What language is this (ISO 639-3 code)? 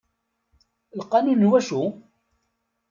kab